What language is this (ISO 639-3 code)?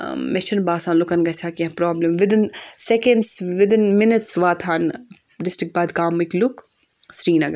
kas